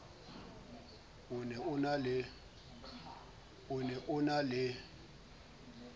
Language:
Southern Sotho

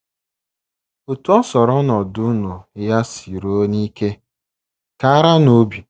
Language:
Igbo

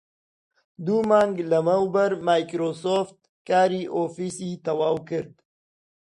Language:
Central Kurdish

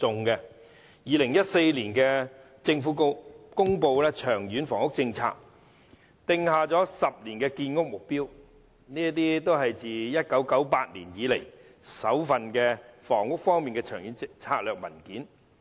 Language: Cantonese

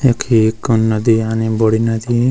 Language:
Garhwali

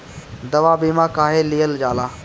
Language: Bhojpuri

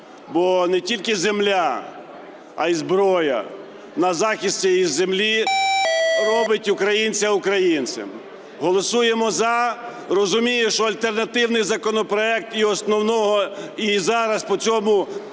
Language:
Ukrainian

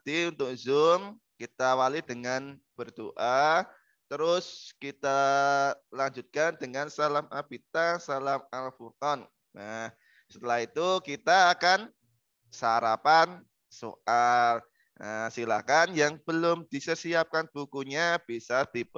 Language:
Indonesian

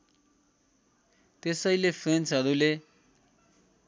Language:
Nepali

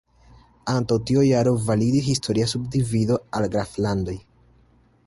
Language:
Esperanto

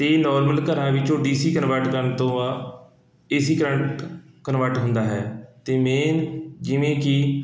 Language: Punjabi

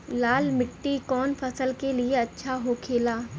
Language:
Bhojpuri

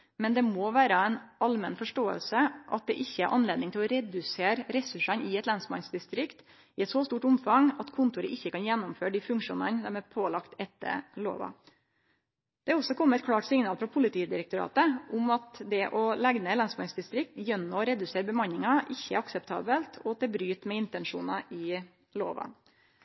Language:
Norwegian Nynorsk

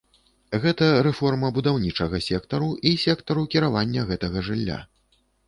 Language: Belarusian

